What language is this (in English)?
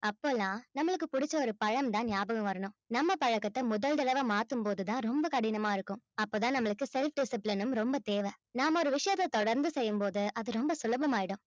Tamil